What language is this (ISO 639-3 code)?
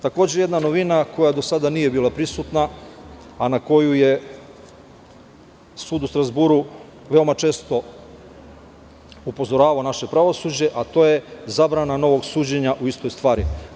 srp